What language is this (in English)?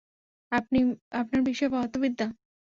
Bangla